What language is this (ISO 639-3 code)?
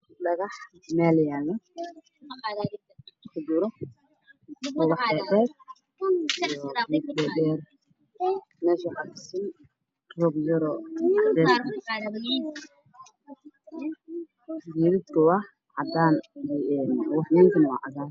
som